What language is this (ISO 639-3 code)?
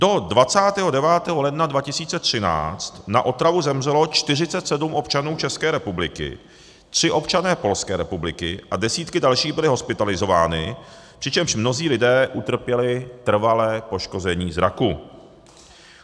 ces